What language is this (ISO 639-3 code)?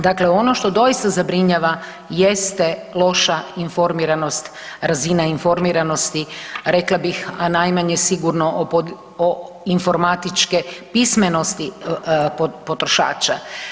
hrv